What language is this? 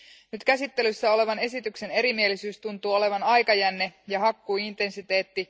Finnish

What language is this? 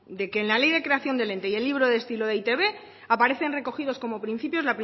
Spanish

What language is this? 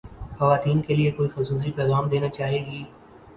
Urdu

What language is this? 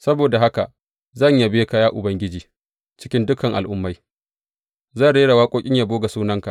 Hausa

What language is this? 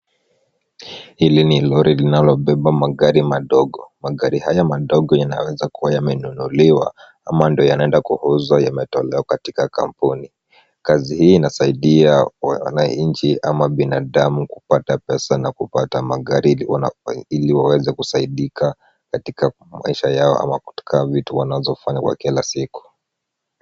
Swahili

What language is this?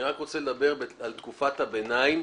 Hebrew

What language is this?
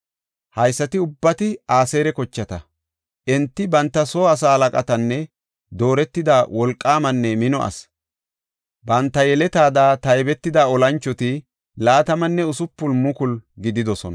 Gofa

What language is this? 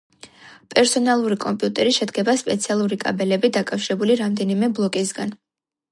Georgian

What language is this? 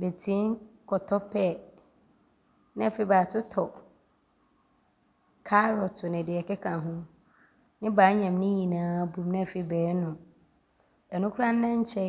Abron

